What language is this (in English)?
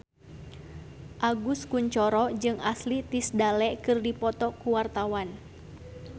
Sundanese